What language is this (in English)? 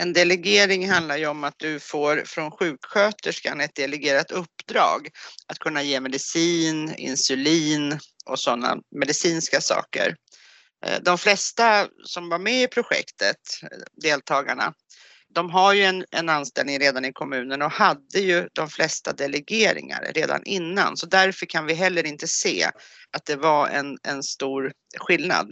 Swedish